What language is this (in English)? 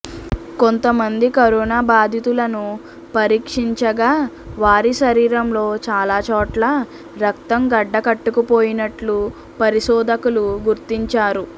Telugu